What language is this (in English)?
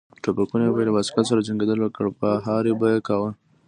Pashto